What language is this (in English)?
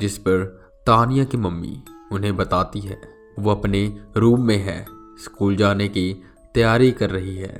Hindi